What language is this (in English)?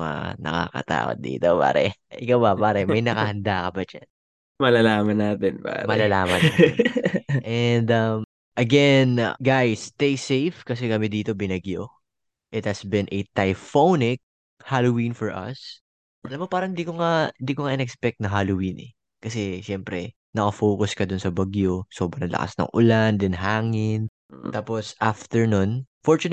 Filipino